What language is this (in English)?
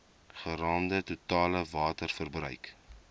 Afrikaans